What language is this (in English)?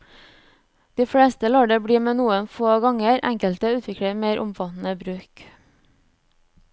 Norwegian